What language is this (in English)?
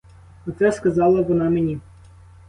Ukrainian